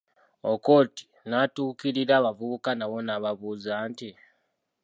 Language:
Ganda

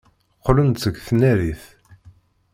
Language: Kabyle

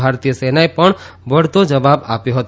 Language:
Gujarati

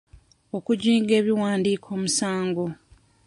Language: Ganda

